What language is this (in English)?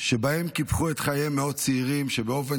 Hebrew